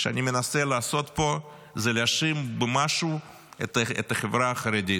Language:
Hebrew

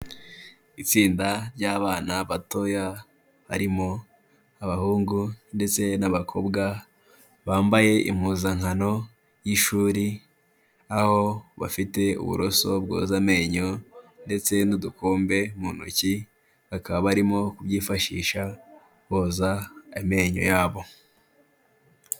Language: Kinyarwanda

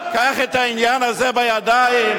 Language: Hebrew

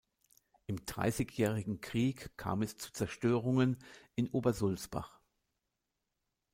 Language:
German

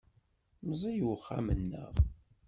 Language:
Kabyle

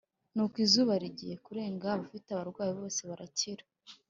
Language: Kinyarwanda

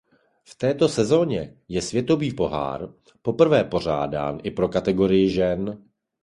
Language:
Czech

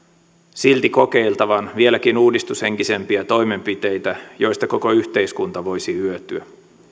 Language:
Finnish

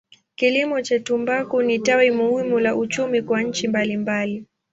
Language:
Swahili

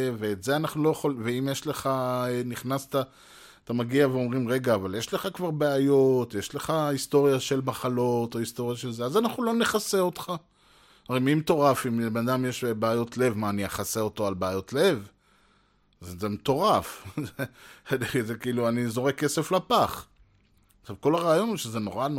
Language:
Hebrew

